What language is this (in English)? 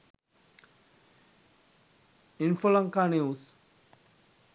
Sinhala